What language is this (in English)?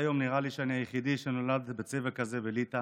Hebrew